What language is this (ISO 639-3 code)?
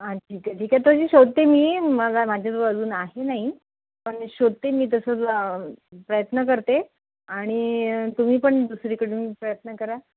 mar